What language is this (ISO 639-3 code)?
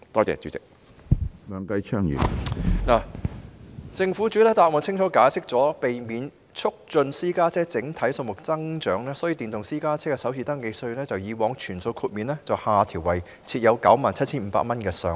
yue